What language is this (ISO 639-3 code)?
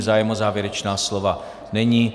ces